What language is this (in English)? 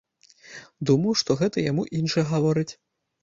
Belarusian